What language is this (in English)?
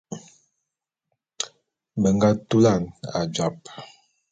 Bulu